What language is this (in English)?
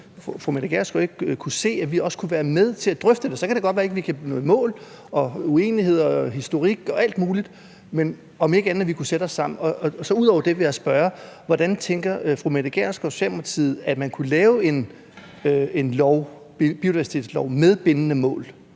Danish